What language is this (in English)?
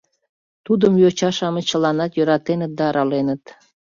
Mari